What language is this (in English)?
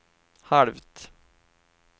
Swedish